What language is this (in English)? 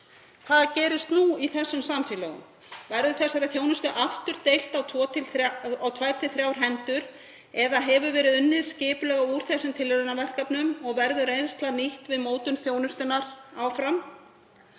Icelandic